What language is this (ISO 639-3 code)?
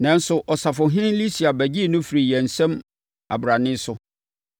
aka